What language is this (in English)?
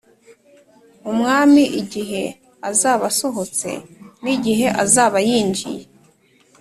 Kinyarwanda